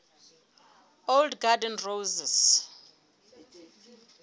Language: Southern Sotho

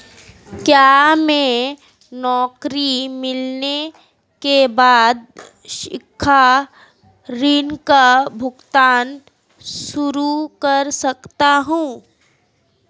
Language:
Hindi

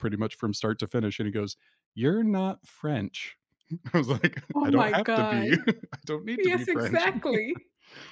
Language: English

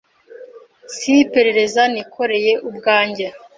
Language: Kinyarwanda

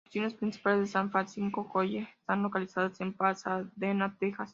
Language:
Spanish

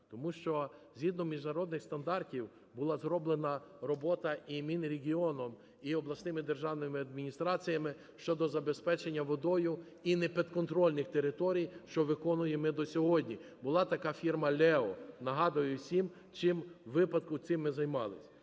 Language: Ukrainian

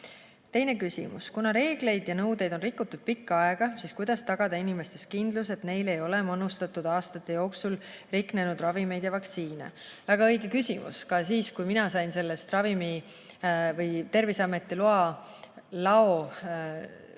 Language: Estonian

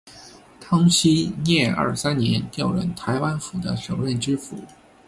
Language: Chinese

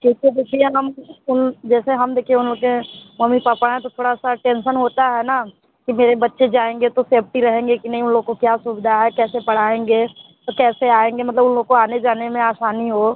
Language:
Hindi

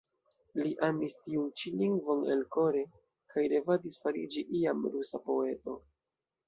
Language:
Esperanto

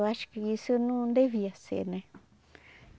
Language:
Portuguese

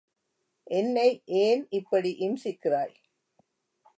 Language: Tamil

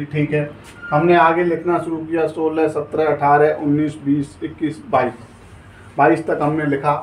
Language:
Hindi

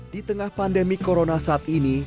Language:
Indonesian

